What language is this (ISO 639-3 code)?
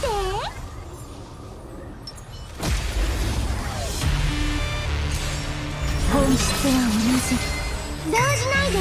jpn